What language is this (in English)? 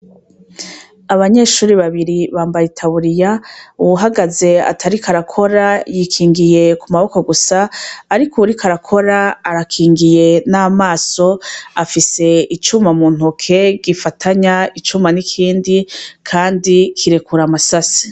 Rundi